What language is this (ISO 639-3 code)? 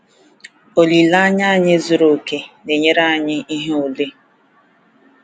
ibo